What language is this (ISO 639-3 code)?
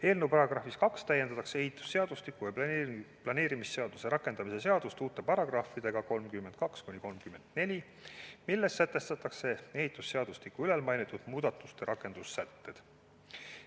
est